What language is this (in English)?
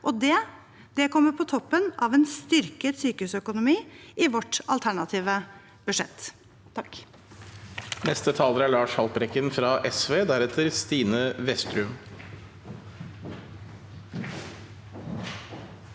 Norwegian